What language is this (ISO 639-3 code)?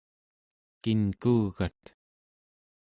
esu